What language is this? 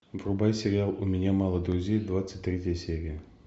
Russian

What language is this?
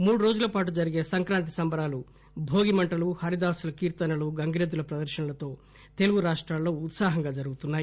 Telugu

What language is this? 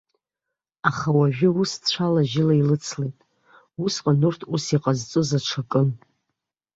Abkhazian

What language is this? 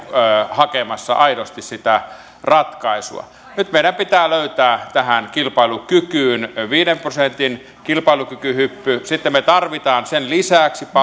Finnish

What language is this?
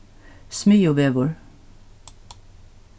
Faroese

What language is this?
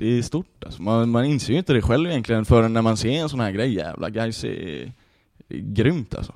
Swedish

